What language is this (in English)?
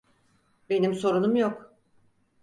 Turkish